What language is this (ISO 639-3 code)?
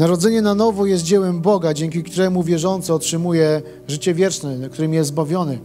pol